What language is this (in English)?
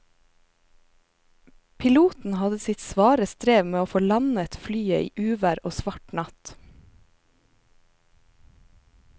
Norwegian